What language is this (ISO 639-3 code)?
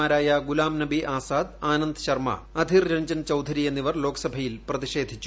mal